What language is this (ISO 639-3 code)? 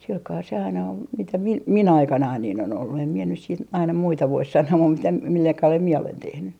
fin